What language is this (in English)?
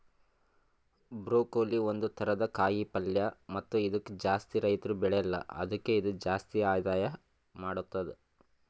Kannada